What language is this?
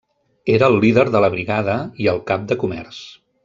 Catalan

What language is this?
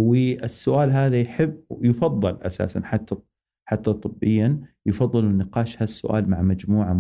Arabic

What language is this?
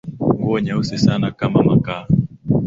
Swahili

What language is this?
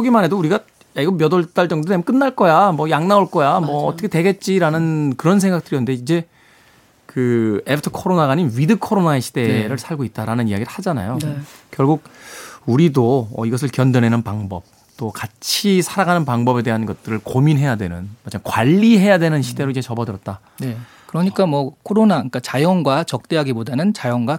Korean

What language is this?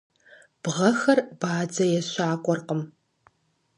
Kabardian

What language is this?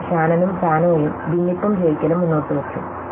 Malayalam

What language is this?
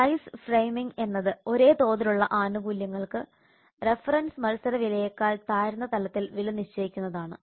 Malayalam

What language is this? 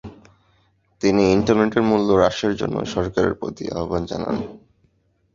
Bangla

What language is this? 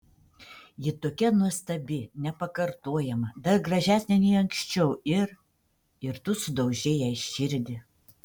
Lithuanian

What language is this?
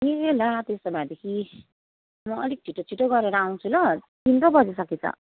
Nepali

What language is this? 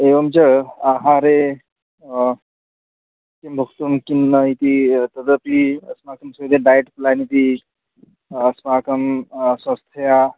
Sanskrit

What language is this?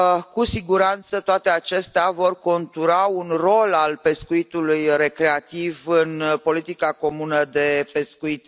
Romanian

